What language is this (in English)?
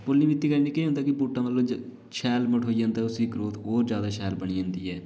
Dogri